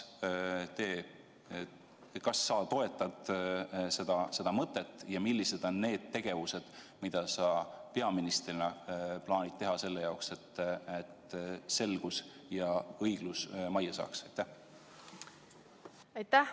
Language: Estonian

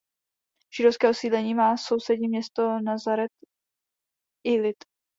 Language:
Czech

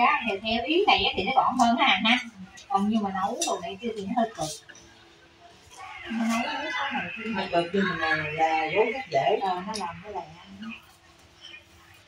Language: Vietnamese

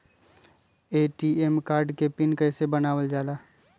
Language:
Magahi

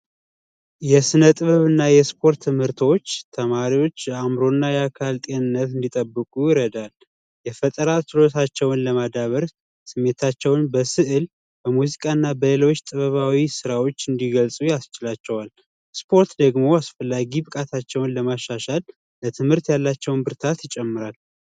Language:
Amharic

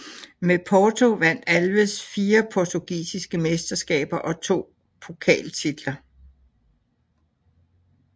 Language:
Danish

